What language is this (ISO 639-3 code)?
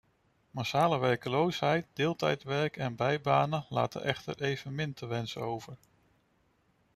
nld